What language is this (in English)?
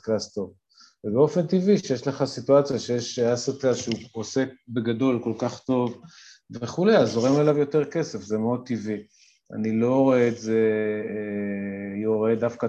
Hebrew